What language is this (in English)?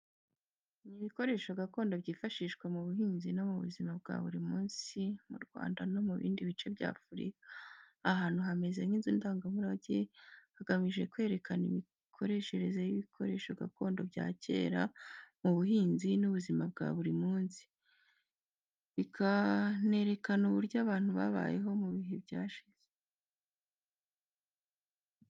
Kinyarwanda